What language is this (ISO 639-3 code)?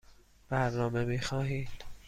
fas